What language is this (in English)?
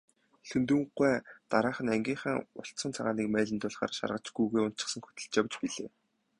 Mongolian